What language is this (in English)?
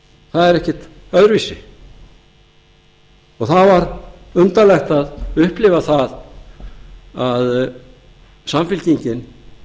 Icelandic